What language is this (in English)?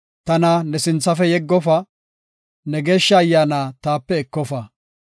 Gofa